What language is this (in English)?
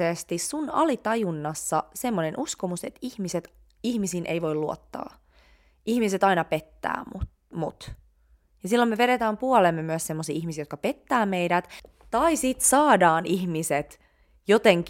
Finnish